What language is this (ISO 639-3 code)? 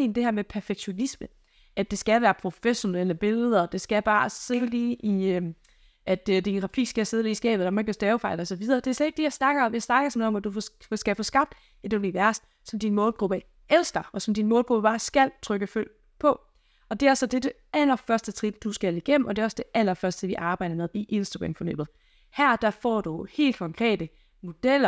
dan